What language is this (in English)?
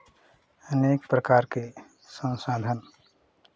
Hindi